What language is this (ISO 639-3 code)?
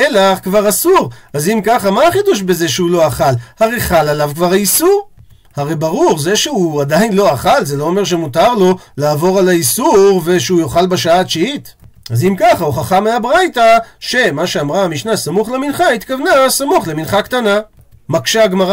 heb